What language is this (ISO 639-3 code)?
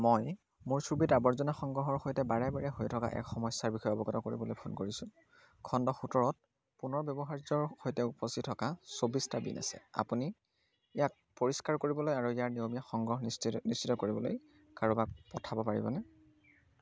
asm